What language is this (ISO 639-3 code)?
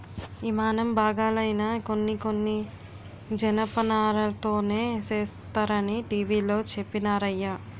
tel